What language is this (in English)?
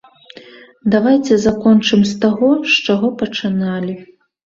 Belarusian